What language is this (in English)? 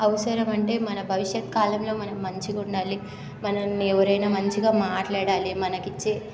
Telugu